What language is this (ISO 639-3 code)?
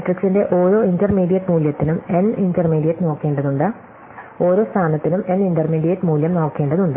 mal